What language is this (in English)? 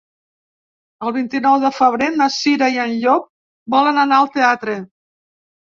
Catalan